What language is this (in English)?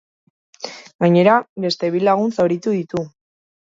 Basque